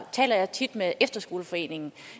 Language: Danish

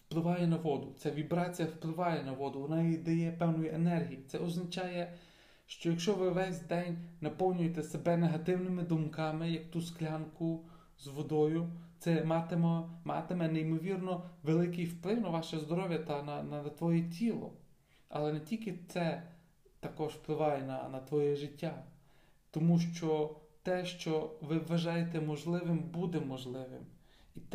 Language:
Ukrainian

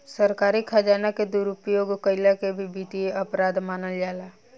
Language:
Bhojpuri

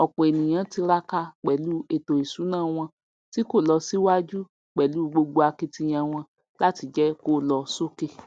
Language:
Yoruba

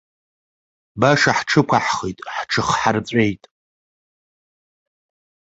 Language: Abkhazian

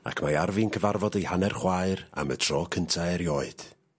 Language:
Welsh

